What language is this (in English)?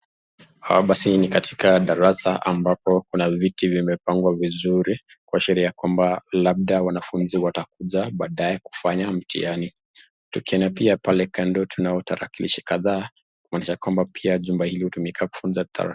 Swahili